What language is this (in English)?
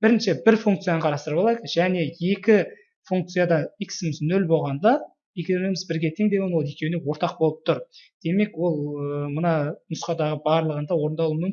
Turkish